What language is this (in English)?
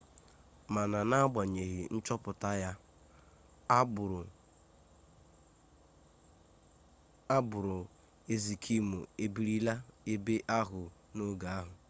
Igbo